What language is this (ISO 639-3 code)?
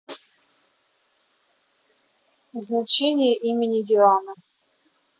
rus